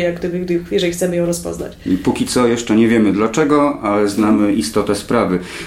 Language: Polish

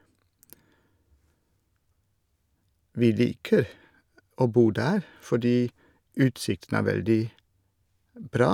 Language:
Norwegian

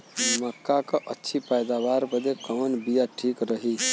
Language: Bhojpuri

